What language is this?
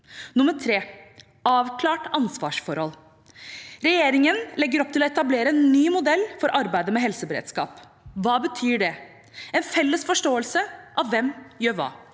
Norwegian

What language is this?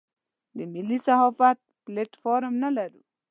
Pashto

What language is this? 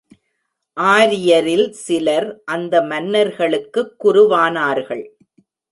Tamil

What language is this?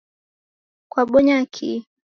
Taita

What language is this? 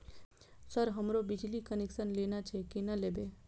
Maithili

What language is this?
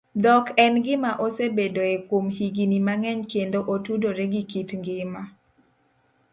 Luo (Kenya and Tanzania)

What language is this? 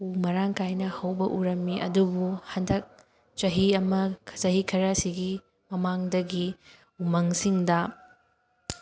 Manipuri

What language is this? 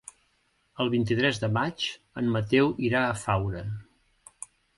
Catalan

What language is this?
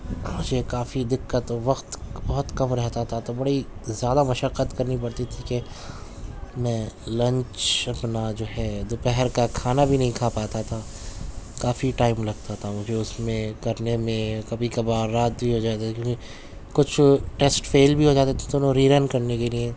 Urdu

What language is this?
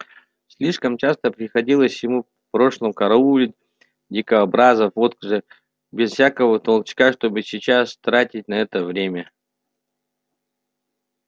Russian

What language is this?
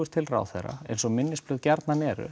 Icelandic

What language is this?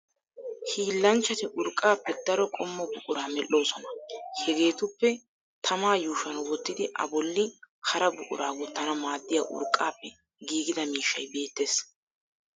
Wolaytta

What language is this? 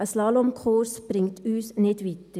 Swiss German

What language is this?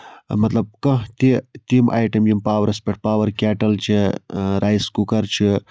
Kashmiri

